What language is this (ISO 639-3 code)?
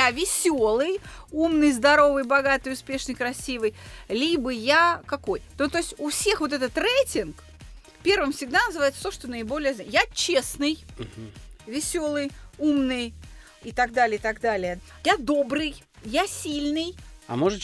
rus